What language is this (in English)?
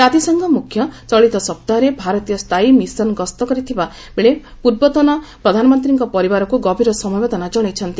Odia